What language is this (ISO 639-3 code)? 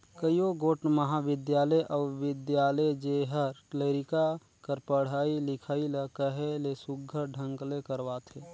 hne